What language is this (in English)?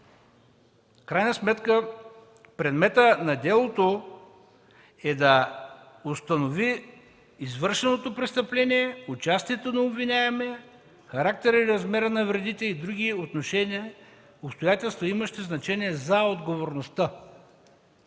Bulgarian